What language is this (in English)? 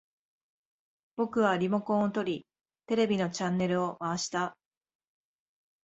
Japanese